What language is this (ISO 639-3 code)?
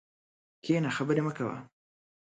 pus